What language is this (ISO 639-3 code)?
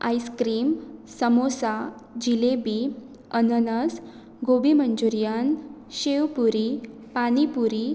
kok